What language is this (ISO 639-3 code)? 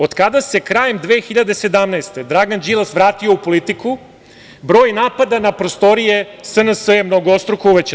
srp